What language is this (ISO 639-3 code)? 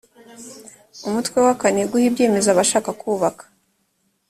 kin